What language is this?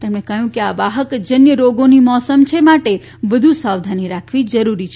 Gujarati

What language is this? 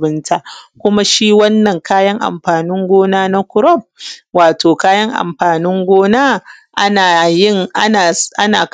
Hausa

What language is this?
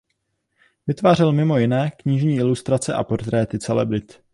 Czech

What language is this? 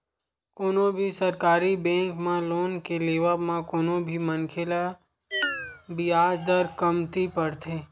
Chhattisgarhi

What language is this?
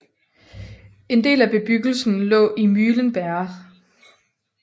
Danish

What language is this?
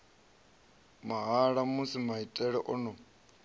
Venda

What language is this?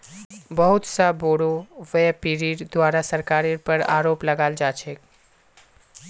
Magahi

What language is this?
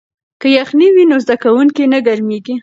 Pashto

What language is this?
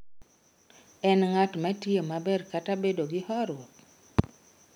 Luo (Kenya and Tanzania)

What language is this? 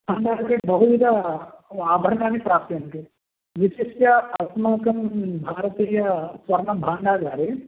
Sanskrit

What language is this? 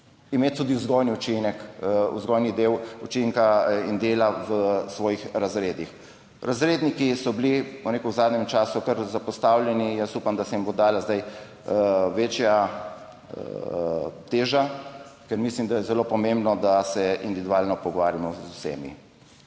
Slovenian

